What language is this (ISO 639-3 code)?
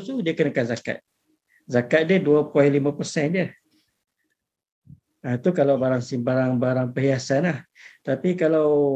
msa